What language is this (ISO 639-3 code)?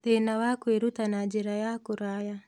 kik